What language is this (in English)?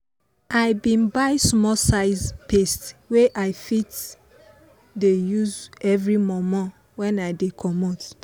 Nigerian Pidgin